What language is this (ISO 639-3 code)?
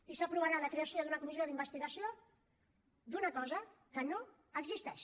cat